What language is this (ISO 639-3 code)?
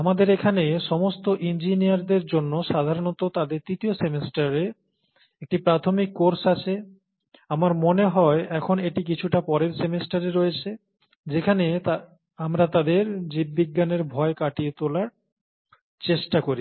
ben